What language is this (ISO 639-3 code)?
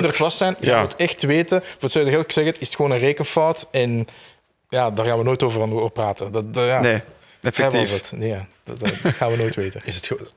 nld